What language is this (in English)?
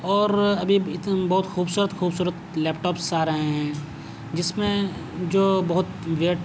Urdu